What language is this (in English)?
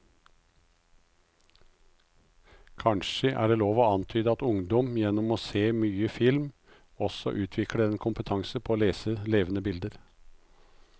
Norwegian